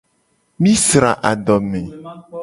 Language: Gen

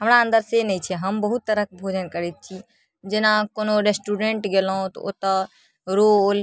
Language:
Maithili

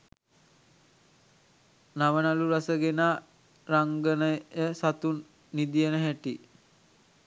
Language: Sinhala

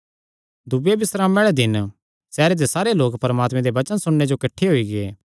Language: Kangri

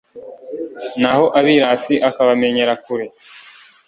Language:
Kinyarwanda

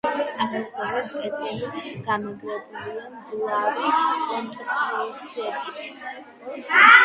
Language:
Georgian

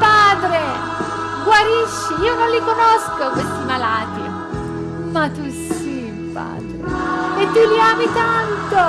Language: Italian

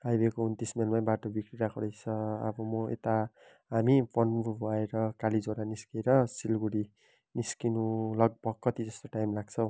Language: Nepali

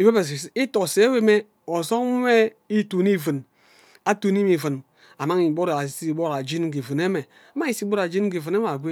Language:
Ubaghara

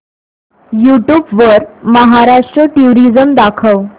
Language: Marathi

